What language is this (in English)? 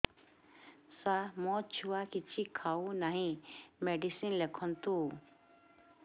Odia